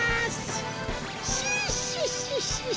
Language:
Japanese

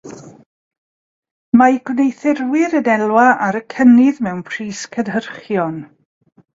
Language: Welsh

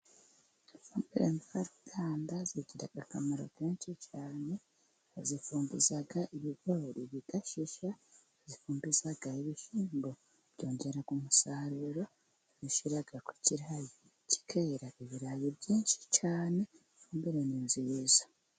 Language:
Kinyarwanda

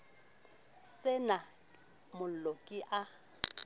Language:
Southern Sotho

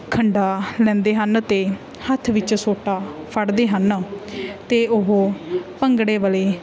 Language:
Punjabi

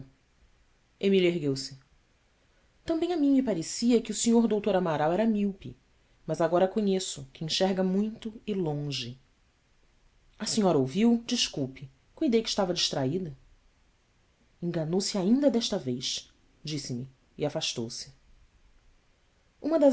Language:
Portuguese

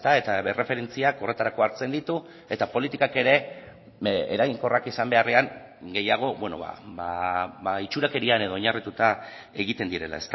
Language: Basque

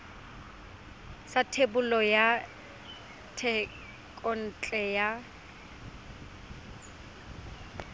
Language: Tswana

